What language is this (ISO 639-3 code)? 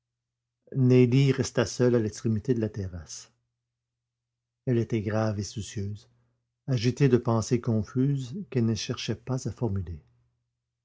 fra